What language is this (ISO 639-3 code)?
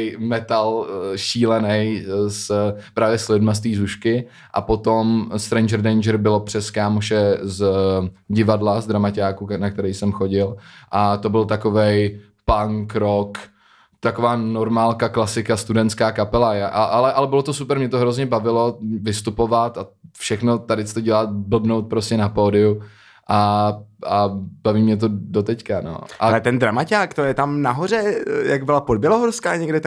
ces